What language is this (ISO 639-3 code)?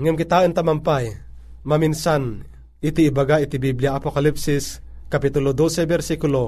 fil